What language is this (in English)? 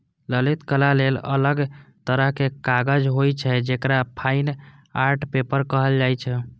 Maithili